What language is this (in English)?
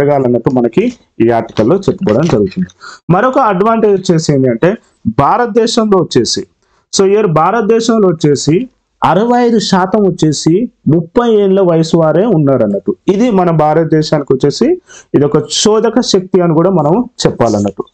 Telugu